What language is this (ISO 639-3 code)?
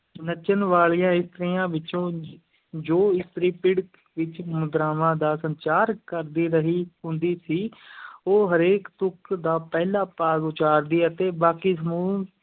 pan